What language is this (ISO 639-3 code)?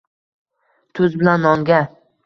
uzb